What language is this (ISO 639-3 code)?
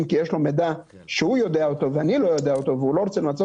heb